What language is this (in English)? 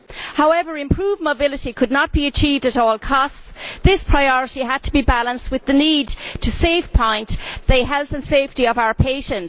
English